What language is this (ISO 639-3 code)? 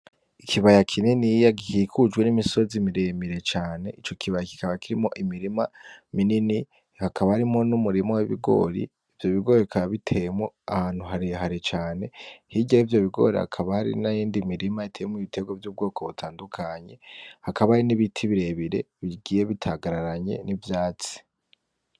run